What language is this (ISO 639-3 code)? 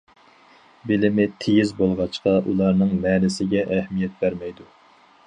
uig